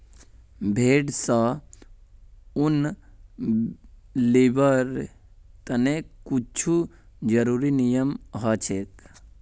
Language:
Magahi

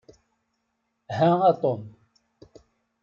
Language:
Kabyle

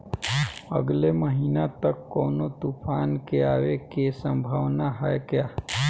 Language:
Bhojpuri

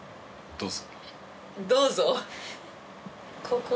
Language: Japanese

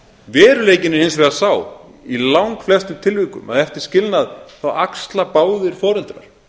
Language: Icelandic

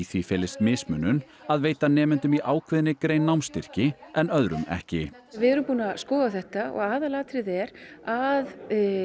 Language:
Icelandic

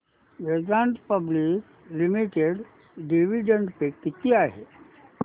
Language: Marathi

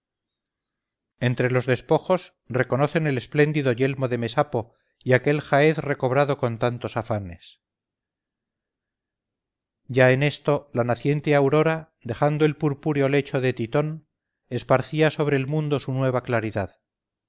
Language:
Spanish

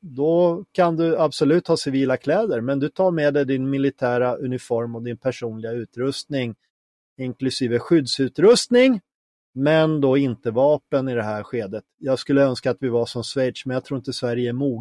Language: Swedish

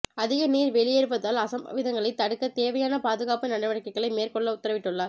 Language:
Tamil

